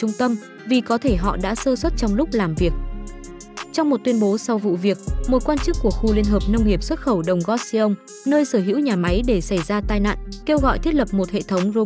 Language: Vietnamese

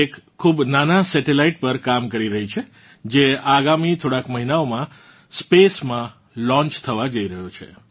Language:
Gujarati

